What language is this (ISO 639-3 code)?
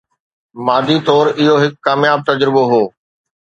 snd